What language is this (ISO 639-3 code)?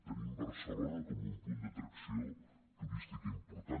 cat